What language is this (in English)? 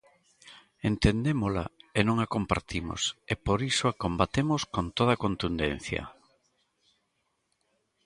Galician